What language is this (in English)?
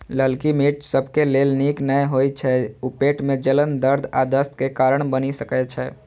Maithili